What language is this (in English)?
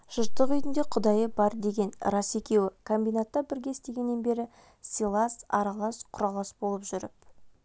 Kazakh